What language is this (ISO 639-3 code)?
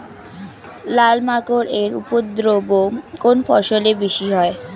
ben